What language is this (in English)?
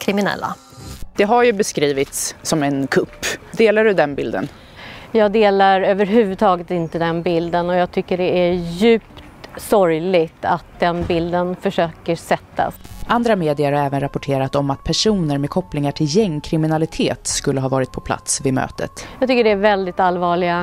Swedish